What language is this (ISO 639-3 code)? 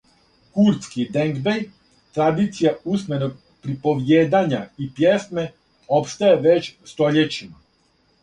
srp